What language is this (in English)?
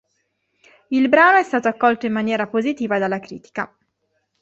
Italian